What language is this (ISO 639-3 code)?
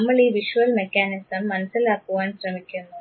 mal